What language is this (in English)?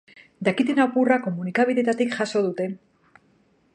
Basque